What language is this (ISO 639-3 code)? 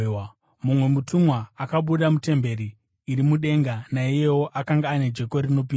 sna